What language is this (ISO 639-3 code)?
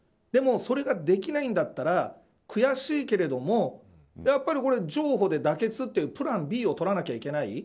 jpn